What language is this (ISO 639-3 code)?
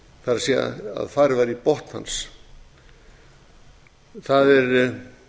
isl